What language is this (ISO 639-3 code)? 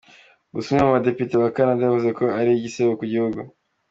kin